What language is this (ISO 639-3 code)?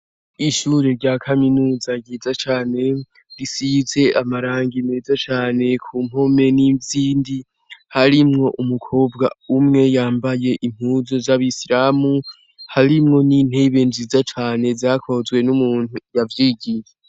run